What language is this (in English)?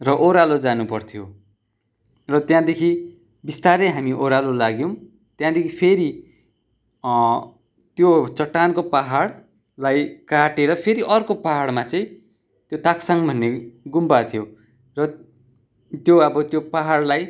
Nepali